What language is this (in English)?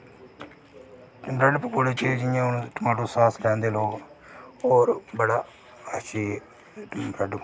Dogri